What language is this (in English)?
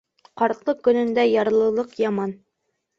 Bashkir